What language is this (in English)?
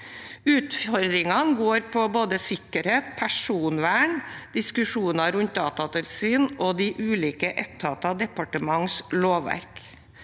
Norwegian